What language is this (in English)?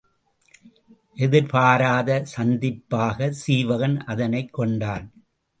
Tamil